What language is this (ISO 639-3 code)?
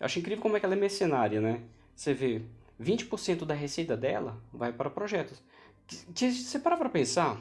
por